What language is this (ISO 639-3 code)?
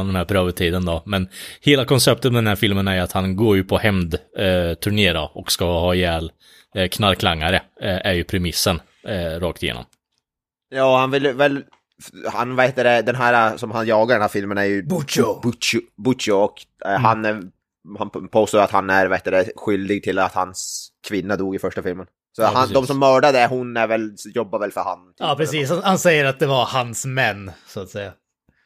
swe